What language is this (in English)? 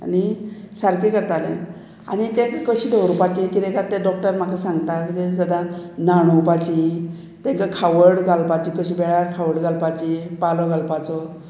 Konkani